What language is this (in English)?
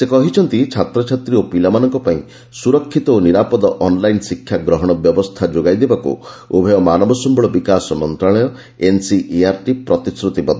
Odia